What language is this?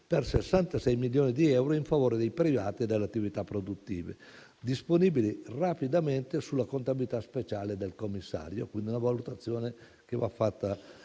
Italian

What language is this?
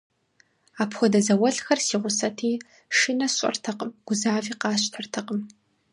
Kabardian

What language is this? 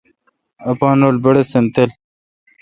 Kalkoti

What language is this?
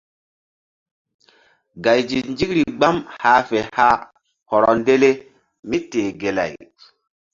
Mbum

